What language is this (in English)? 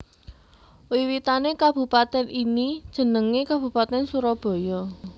Javanese